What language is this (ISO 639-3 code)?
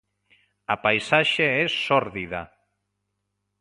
glg